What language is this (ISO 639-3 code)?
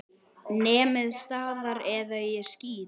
isl